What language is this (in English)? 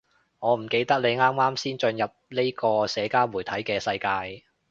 Cantonese